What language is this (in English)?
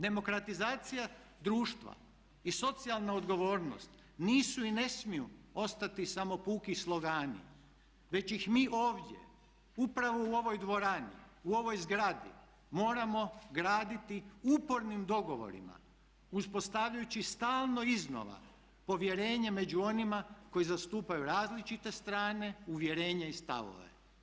Croatian